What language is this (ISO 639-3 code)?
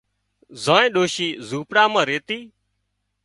kxp